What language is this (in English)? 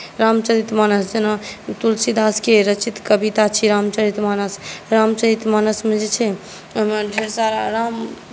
Maithili